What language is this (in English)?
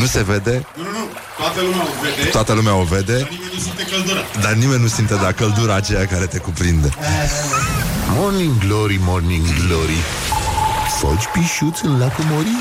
Romanian